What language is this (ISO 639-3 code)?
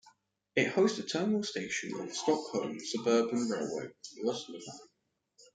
eng